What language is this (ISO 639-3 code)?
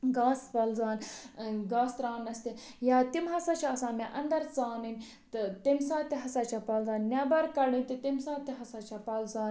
kas